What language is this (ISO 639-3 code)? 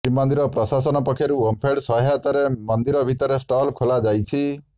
ori